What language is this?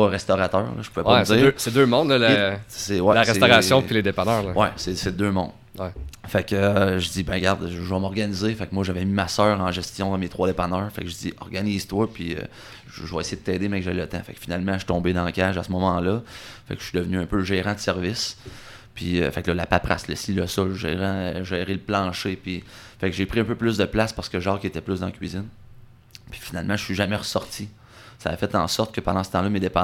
French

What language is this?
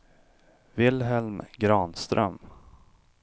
Swedish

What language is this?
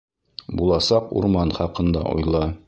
Bashkir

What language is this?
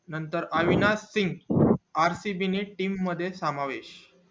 Marathi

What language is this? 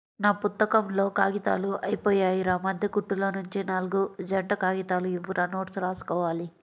Telugu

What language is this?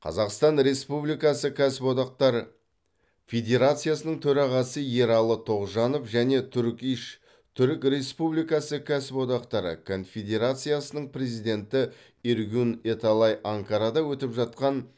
Kazakh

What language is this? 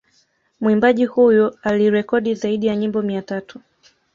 Swahili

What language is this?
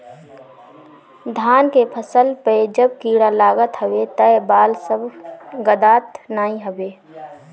Bhojpuri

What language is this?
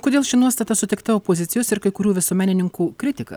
Lithuanian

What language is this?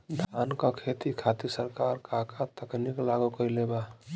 Bhojpuri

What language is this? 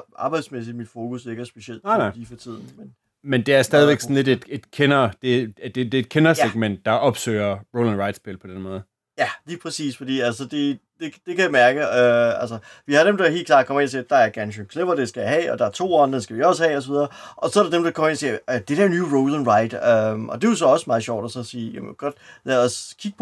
Danish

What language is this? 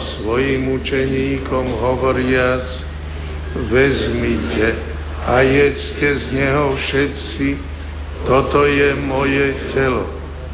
Slovak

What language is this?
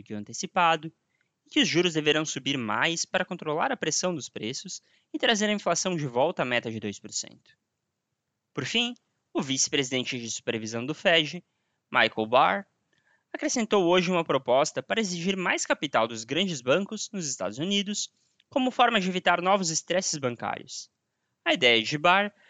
Portuguese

